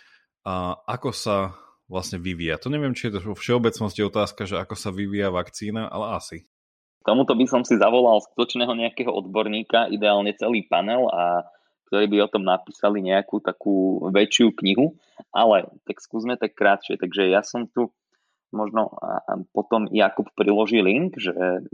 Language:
Slovak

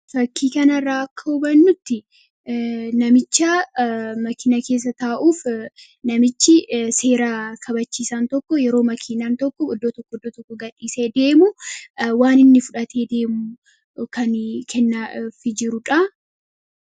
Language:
Oromo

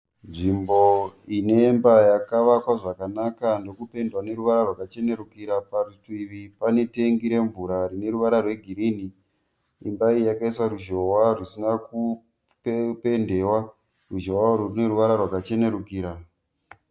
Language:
Shona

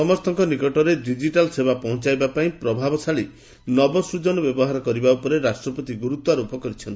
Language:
Odia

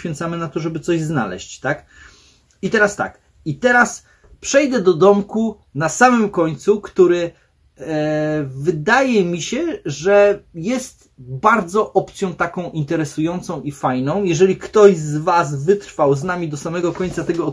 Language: Polish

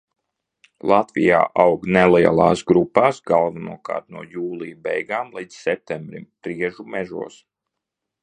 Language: Latvian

